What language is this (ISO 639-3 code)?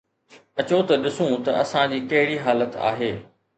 snd